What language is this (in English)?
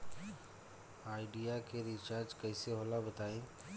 Bhojpuri